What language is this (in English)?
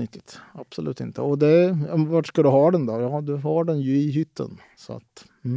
Swedish